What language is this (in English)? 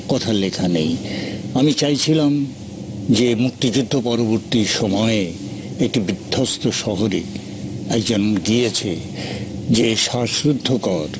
Bangla